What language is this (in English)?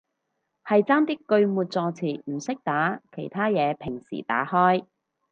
Cantonese